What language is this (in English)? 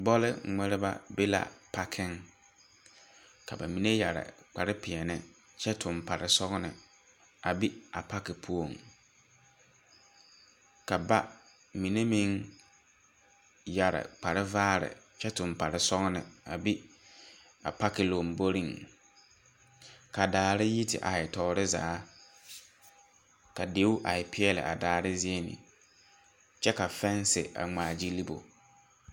Southern Dagaare